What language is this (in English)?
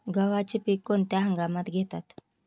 Marathi